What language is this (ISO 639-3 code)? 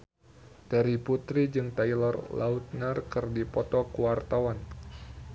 sun